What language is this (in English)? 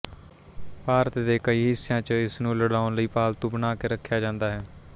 Punjabi